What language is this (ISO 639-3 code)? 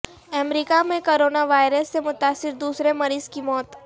urd